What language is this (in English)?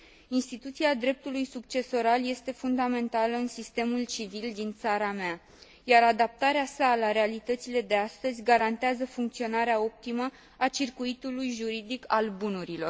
Romanian